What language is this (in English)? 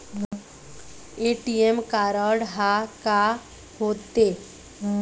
Chhattisgarhi